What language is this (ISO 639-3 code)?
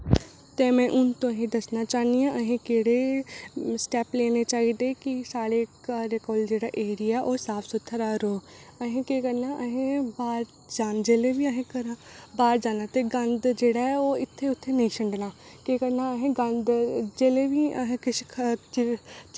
doi